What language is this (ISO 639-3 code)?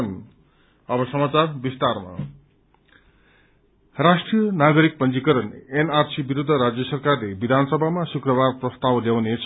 nep